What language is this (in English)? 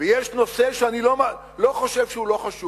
Hebrew